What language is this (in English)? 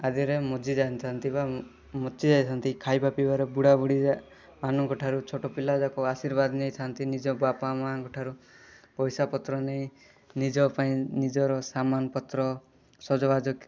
Odia